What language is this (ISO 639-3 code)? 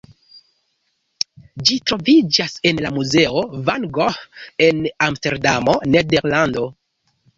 epo